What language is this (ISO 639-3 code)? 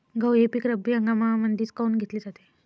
mar